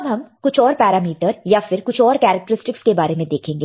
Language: Hindi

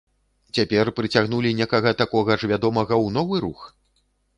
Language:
Belarusian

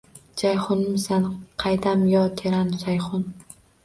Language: Uzbek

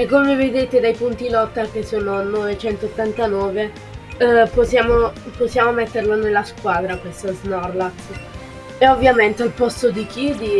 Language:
Italian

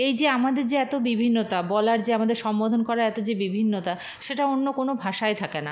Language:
Bangla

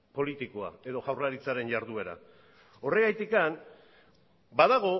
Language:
Basque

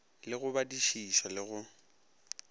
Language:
Northern Sotho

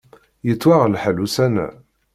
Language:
Kabyle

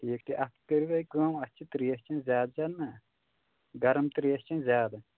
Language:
Kashmiri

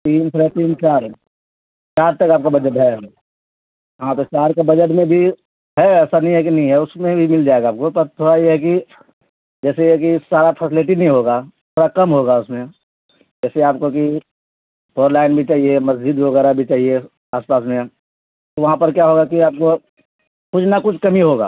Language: Urdu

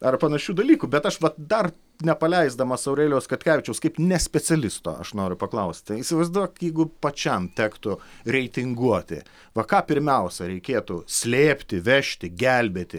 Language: Lithuanian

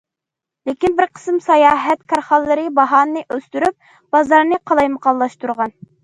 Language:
Uyghur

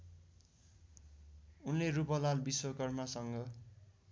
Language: Nepali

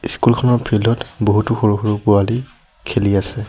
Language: Assamese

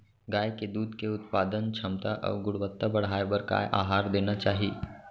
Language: Chhattisgarhi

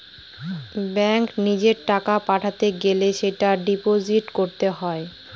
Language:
Bangla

